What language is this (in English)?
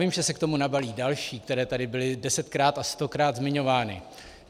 Czech